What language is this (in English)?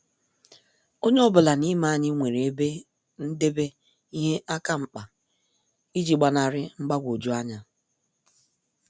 Igbo